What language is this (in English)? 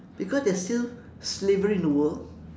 English